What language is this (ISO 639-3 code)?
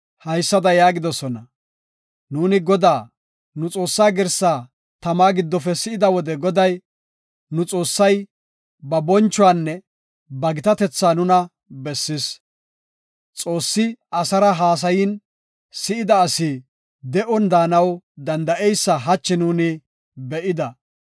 gof